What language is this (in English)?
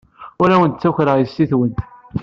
Kabyle